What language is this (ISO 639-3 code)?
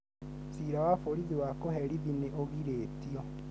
kik